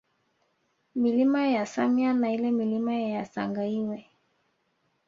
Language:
Swahili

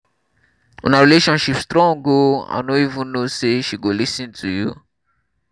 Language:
Nigerian Pidgin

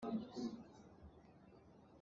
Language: Hakha Chin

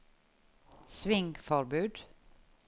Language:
Norwegian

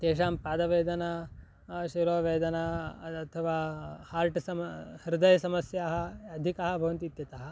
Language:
Sanskrit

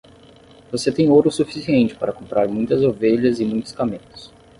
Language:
Portuguese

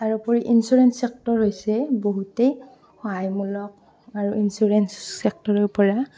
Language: Assamese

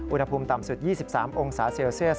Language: Thai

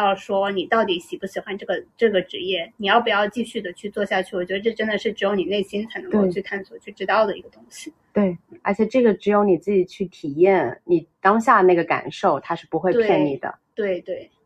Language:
Chinese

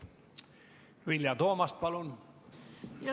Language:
Estonian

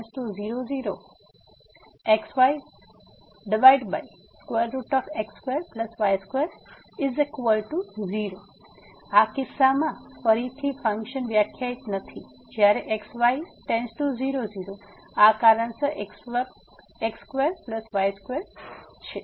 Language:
Gujarati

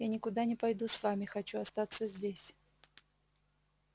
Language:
Russian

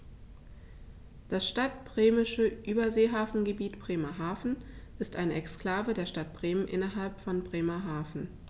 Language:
German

